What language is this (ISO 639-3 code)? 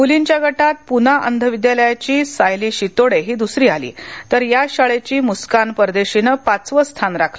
mar